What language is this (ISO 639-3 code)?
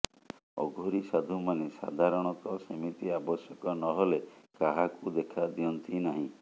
ori